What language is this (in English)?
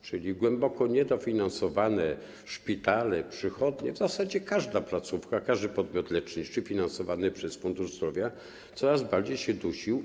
Polish